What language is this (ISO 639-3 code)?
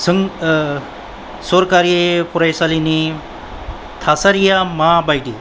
brx